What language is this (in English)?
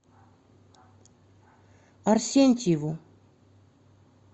Russian